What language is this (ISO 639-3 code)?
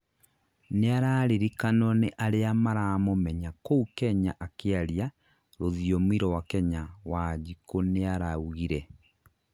kik